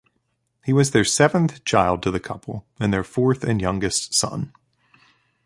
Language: English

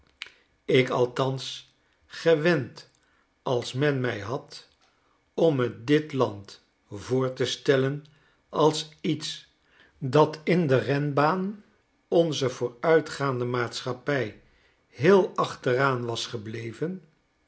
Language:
Dutch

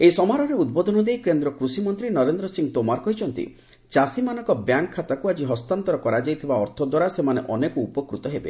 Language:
Odia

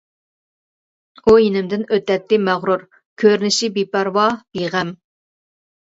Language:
Uyghur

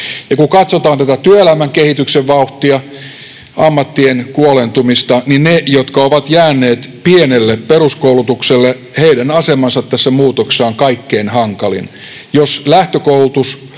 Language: Finnish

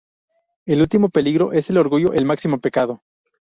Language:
Spanish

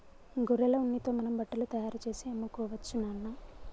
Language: Telugu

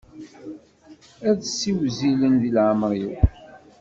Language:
Kabyle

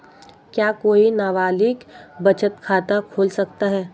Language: Hindi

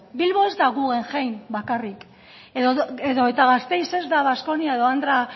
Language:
Basque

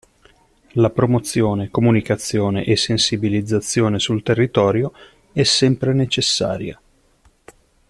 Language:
Italian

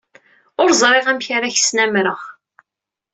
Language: Kabyle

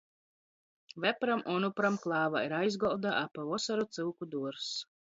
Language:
Latgalian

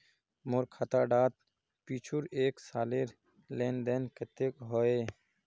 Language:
Magahi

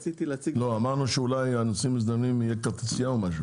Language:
Hebrew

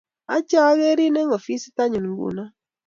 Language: Kalenjin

